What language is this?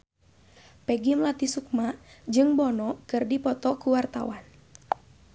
Sundanese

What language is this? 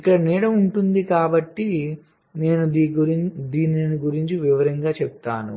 Telugu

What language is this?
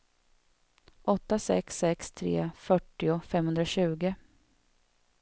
Swedish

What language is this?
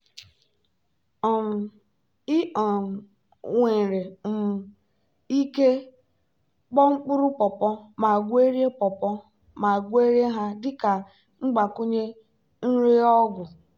Igbo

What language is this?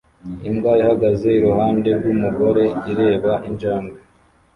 Kinyarwanda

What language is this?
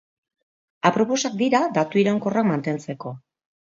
Basque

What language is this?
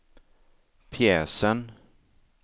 Swedish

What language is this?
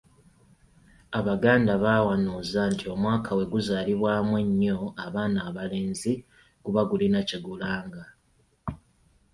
Ganda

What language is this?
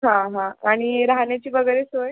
Marathi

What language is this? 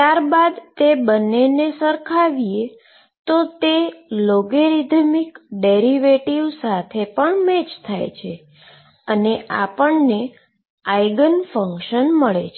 Gujarati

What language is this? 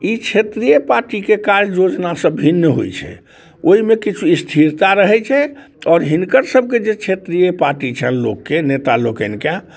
Maithili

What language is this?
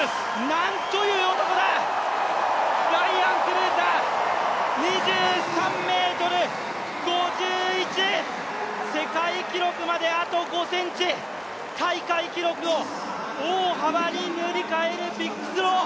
Japanese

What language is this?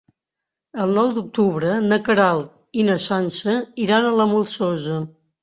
Catalan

